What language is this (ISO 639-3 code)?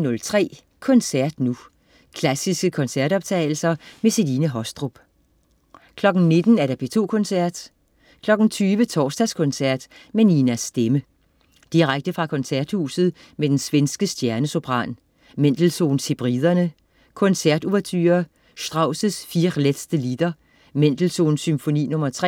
dan